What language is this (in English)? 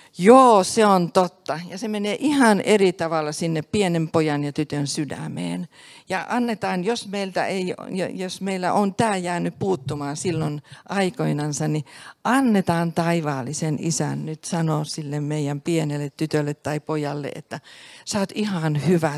Finnish